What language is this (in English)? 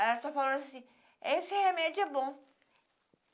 Portuguese